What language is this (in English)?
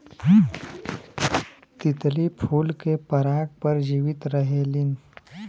Bhojpuri